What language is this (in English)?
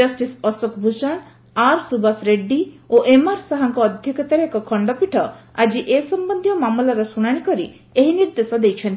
Odia